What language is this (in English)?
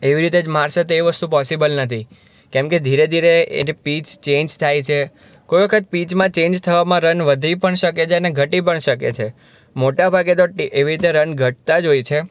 Gujarati